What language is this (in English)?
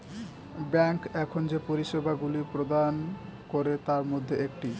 Bangla